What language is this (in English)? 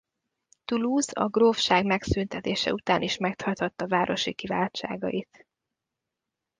Hungarian